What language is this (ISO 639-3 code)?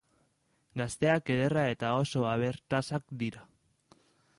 eus